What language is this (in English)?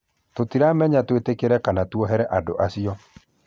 Kikuyu